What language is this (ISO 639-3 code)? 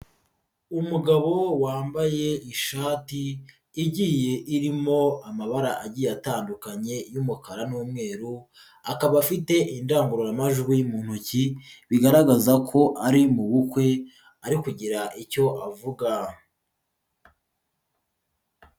kin